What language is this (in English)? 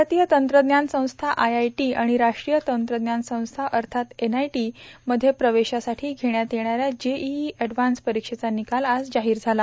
Marathi